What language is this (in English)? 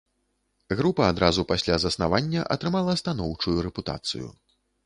Belarusian